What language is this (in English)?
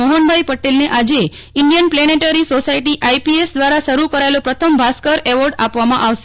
Gujarati